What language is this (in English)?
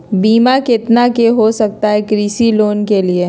Magahi